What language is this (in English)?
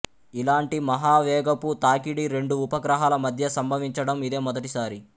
Telugu